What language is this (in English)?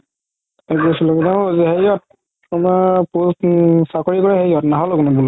Assamese